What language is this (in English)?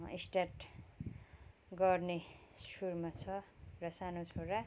Nepali